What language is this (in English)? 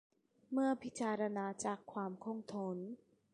Thai